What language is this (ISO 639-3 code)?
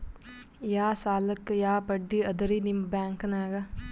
kan